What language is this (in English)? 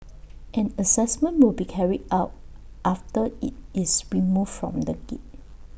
English